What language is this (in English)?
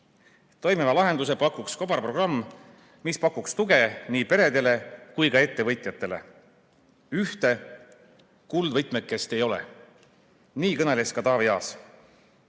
Estonian